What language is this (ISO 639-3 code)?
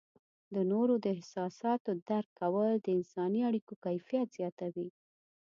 pus